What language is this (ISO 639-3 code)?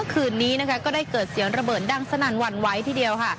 tha